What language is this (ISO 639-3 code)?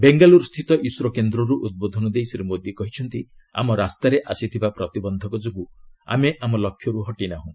ori